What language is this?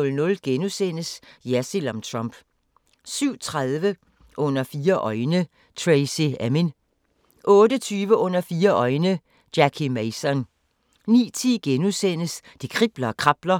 Danish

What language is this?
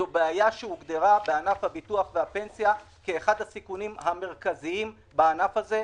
Hebrew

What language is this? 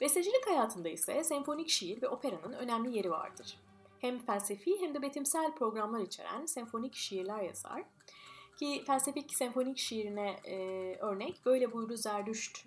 Turkish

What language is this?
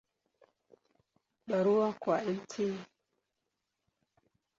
Swahili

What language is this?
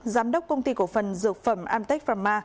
Vietnamese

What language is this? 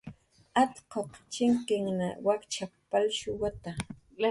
Jaqaru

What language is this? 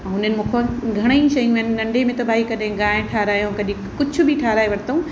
Sindhi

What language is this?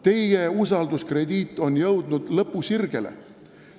Estonian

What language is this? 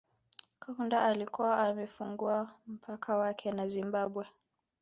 Swahili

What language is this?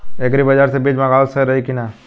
Bhojpuri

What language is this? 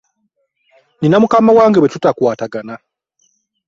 Ganda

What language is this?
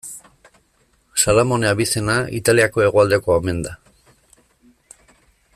Basque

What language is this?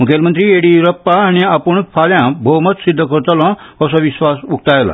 Konkani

